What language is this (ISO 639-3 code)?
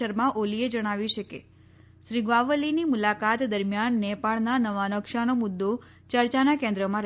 guj